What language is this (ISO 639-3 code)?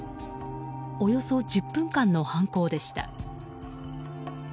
jpn